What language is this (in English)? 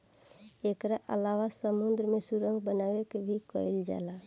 Bhojpuri